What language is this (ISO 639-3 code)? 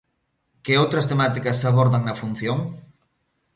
glg